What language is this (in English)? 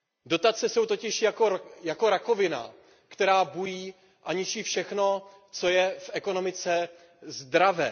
Czech